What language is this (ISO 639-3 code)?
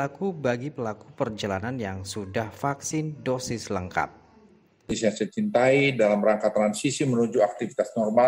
ind